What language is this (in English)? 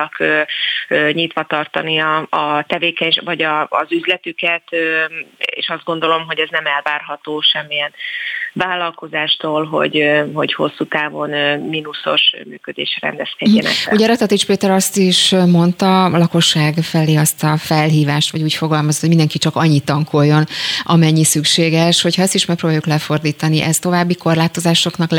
Hungarian